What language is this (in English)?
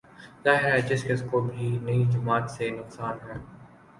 Urdu